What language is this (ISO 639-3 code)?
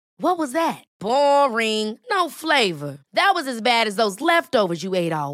swe